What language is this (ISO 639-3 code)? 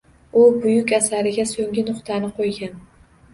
uzb